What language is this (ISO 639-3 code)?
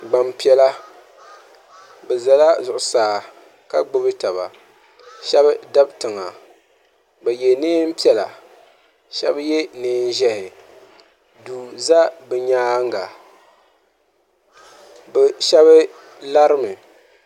dag